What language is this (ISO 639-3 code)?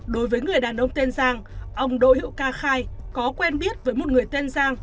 vie